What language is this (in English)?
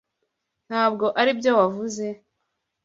Kinyarwanda